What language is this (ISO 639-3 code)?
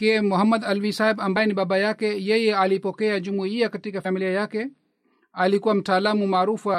swa